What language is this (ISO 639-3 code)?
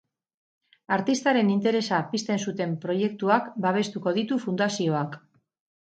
eus